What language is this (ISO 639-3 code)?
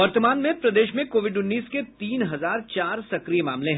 hin